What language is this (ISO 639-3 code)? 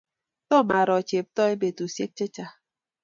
kln